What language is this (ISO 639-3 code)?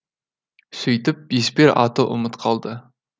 kaz